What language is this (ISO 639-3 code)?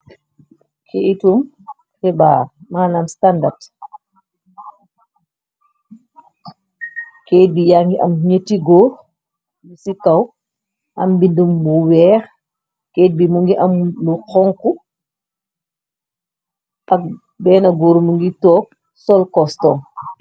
wol